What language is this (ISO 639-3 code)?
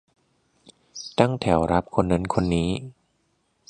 tha